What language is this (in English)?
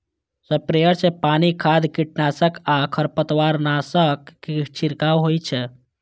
Maithili